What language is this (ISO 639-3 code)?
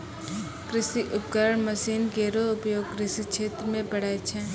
mai